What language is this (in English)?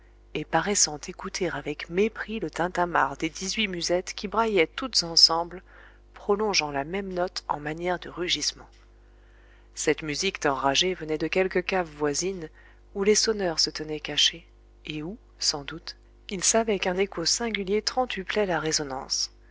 French